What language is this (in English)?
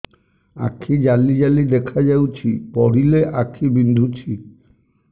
Odia